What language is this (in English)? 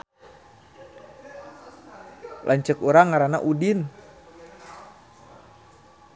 Sundanese